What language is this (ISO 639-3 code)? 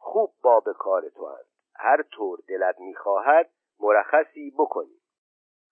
fas